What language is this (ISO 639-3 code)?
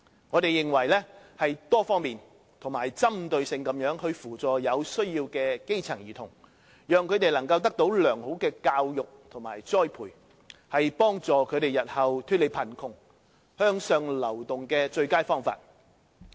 yue